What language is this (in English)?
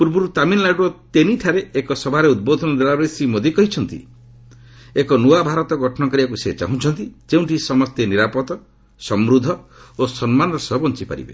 Odia